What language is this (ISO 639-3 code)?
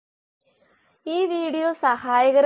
mal